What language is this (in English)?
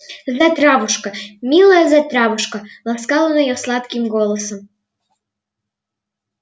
Russian